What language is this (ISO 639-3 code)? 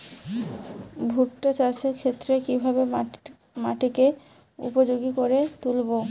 ben